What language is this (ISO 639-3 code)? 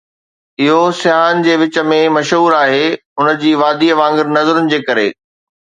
snd